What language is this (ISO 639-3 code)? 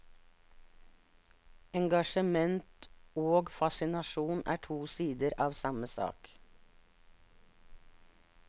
nor